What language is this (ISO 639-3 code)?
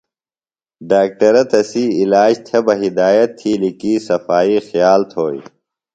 phl